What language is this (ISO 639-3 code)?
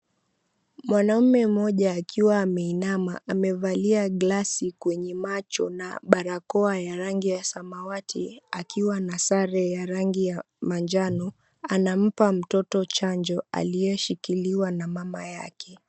swa